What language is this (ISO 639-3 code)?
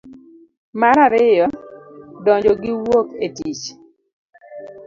luo